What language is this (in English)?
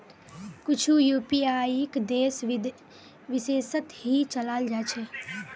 Magahi